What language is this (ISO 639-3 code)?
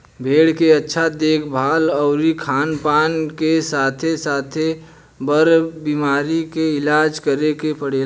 bho